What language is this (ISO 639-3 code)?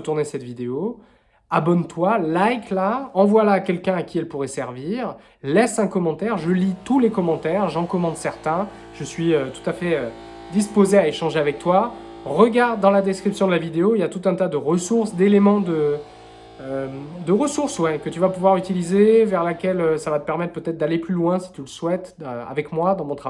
fra